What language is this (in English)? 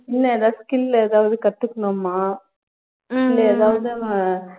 Tamil